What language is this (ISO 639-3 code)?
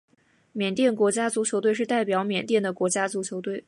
zho